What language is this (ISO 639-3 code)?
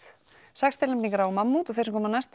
isl